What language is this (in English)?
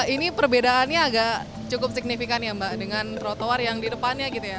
Indonesian